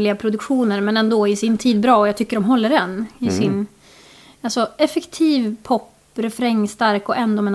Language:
Swedish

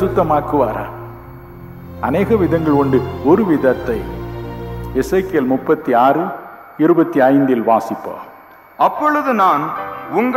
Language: Urdu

